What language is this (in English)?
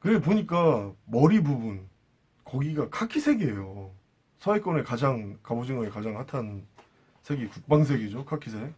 Korean